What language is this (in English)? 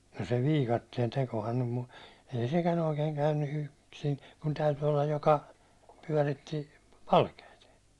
Finnish